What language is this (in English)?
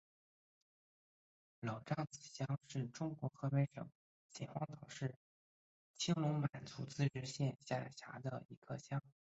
Chinese